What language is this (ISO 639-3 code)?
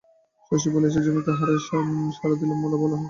ben